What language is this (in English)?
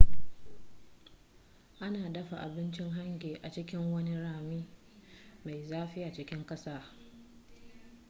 Hausa